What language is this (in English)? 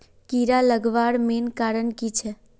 Magahi